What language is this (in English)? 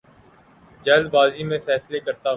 Urdu